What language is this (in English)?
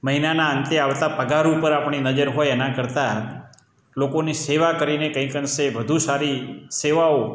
Gujarati